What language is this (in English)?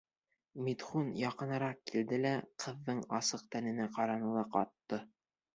Bashkir